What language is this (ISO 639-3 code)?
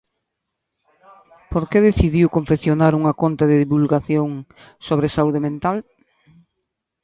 glg